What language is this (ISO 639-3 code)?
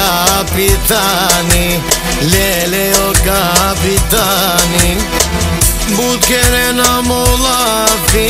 ron